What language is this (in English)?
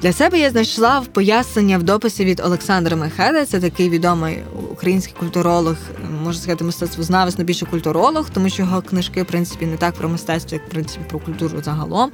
Ukrainian